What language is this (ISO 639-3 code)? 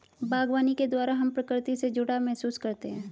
hin